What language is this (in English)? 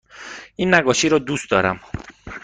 Persian